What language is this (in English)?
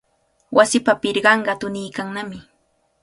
Cajatambo North Lima Quechua